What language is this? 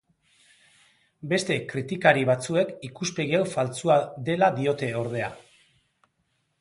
Basque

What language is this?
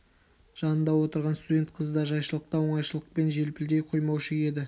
Kazakh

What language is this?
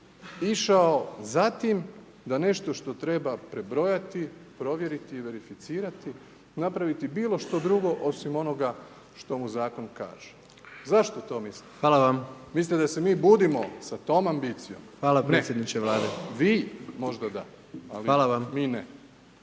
Croatian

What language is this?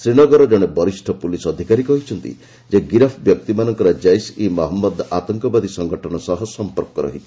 Odia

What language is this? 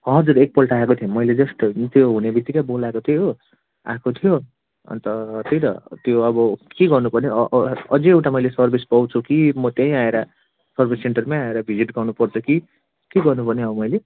Nepali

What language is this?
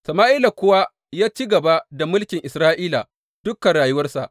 Hausa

